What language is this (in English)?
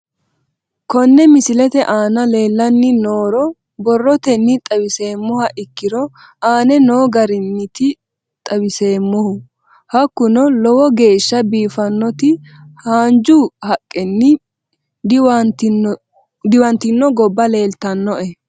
Sidamo